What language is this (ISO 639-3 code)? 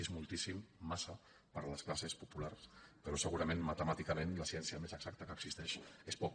cat